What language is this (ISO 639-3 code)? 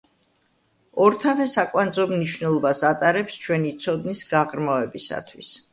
kat